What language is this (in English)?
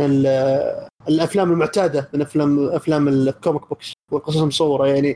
Arabic